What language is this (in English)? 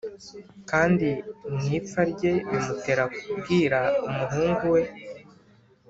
Kinyarwanda